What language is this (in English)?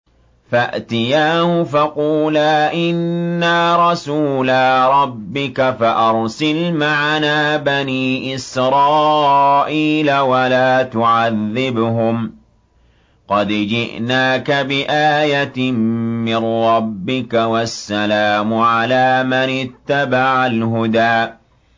Arabic